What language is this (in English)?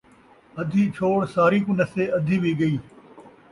Saraiki